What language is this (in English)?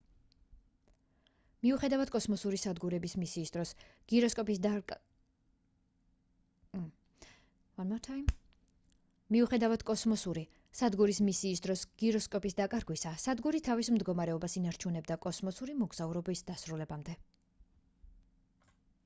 Georgian